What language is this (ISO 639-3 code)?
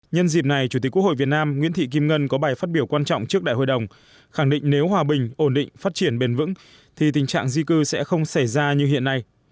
vie